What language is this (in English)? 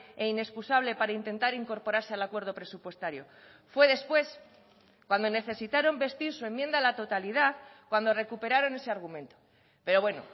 Spanish